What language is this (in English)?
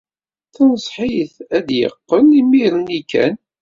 Kabyle